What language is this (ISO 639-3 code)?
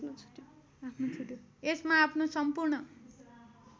nep